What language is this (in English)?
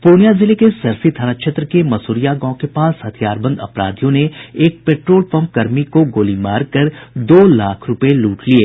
Hindi